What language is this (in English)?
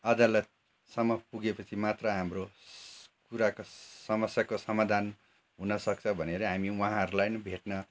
Nepali